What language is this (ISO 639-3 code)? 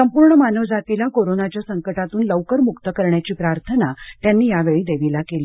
mar